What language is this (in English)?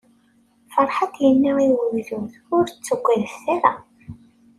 Kabyle